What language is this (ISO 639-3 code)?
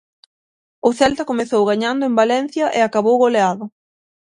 glg